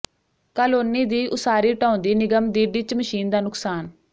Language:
Punjabi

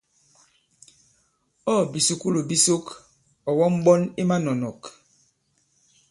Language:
Bankon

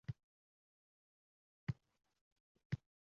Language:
Uzbek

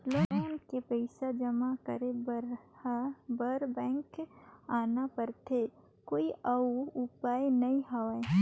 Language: Chhattisgarhi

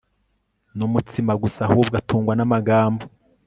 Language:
Kinyarwanda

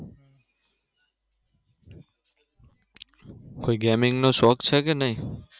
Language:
Gujarati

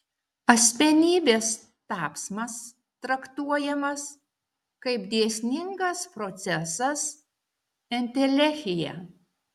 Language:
Lithuanian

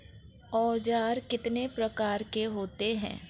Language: Hindi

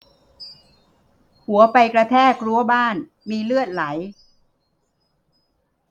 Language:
Thai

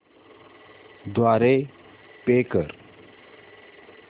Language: Marathi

